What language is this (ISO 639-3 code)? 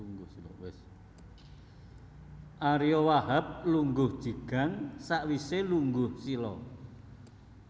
jav